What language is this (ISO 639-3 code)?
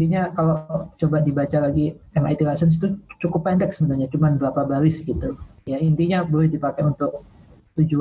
ind